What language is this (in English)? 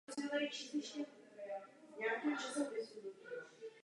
Czech